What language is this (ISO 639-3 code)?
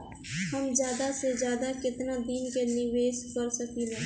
bho